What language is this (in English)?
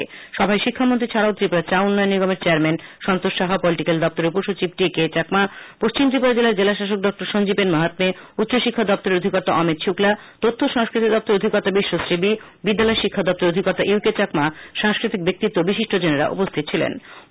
Bangla